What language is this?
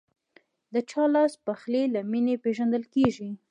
Pashto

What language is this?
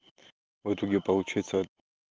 Russian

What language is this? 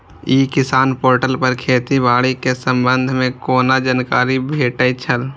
Maithili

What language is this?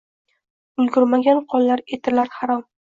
Uzbek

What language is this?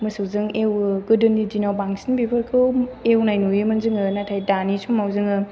Bodo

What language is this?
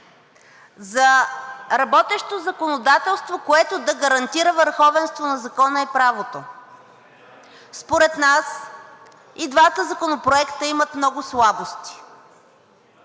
Bulgarian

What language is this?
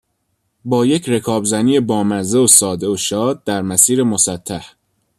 Persian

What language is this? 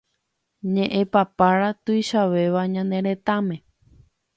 Guarani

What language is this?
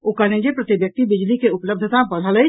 Maithili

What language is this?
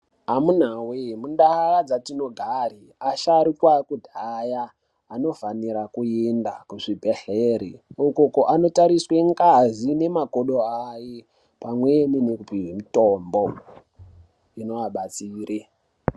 Ndau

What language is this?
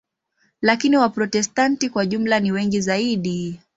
Swahili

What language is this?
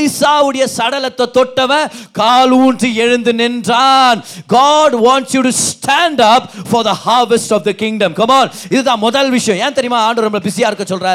Tamil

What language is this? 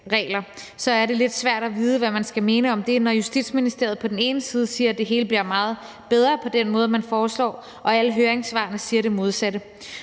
Danish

